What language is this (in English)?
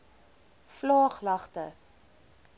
Afrikaans